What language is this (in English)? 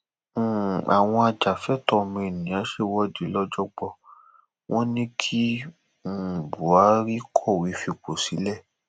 Yoruba